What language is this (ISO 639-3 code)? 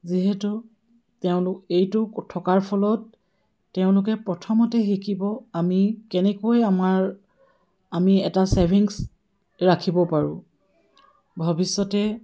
asm